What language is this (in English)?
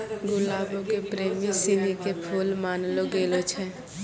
Maithili